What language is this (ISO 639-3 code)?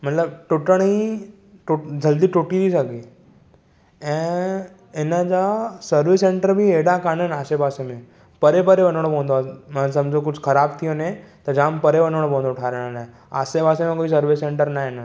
snd